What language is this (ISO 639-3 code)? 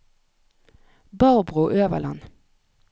nor